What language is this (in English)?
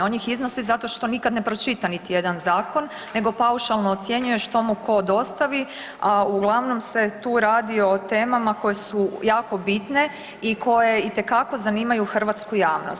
Croatian